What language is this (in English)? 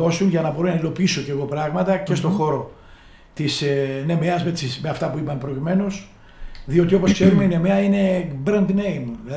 Greek